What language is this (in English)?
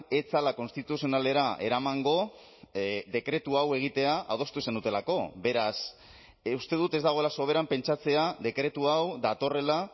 Basque